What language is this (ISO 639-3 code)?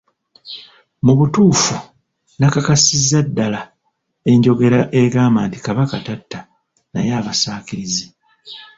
lug